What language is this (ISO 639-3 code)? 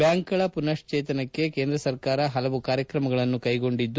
kan